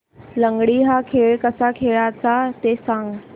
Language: Marathi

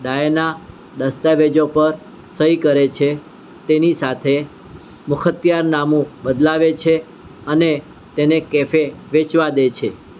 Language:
Gujarati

